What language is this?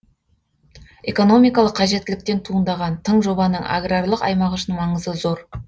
Kazakh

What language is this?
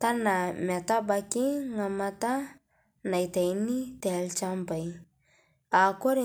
Masai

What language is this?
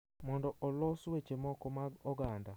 Luo (Kenya and Tanzania)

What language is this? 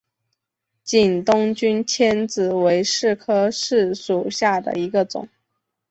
Chinese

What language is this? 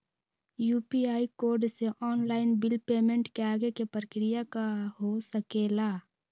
Magahi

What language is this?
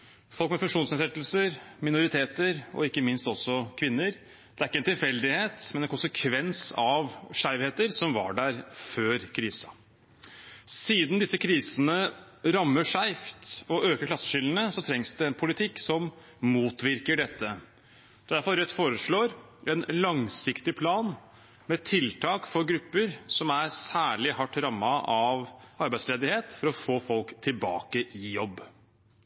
Norwegian Bokmål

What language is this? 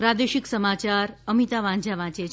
Gujarati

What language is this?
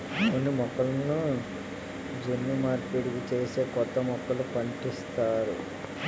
Telugu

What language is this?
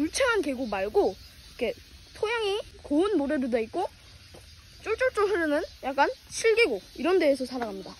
Korean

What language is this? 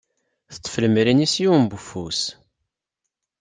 Kabyle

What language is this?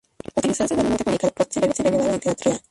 Spanish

